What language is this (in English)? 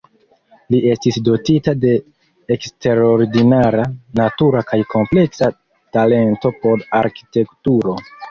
Esperanto